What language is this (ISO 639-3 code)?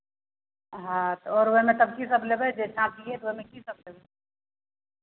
mai